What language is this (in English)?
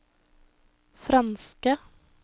Norwegian